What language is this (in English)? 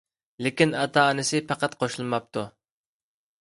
Uyghur